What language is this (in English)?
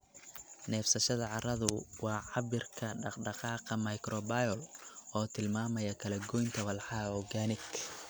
Somali